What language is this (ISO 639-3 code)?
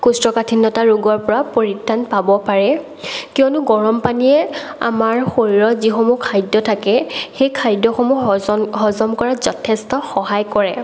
asm